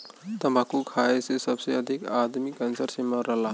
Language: Bhojpuri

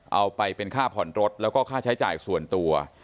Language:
Thai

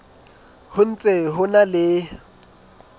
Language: Southern Sotho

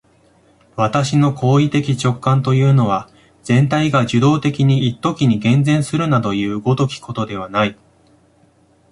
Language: Japanese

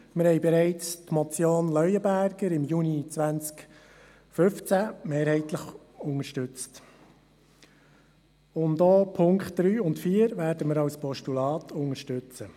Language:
Swiss German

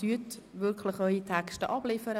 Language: Swiss German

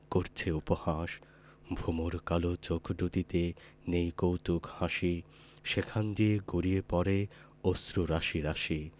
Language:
Bangla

